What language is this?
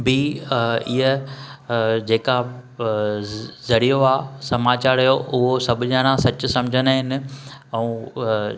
Sindhi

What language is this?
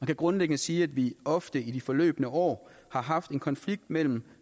Danish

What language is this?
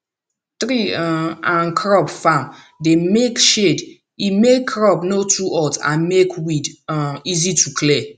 Nigerian Pidgin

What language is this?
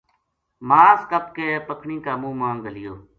Gujari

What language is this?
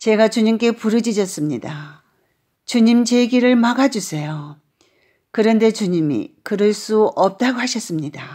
Korean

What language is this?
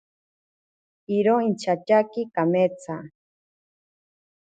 Ashéninka Perené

